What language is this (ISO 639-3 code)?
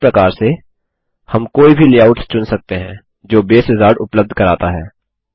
hin